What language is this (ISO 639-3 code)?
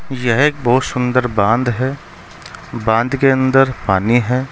hin